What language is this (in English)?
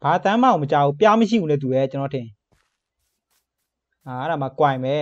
Thai